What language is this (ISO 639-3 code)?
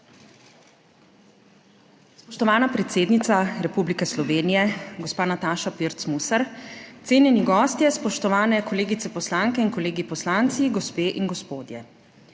slv